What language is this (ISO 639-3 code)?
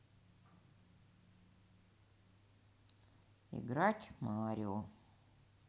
rus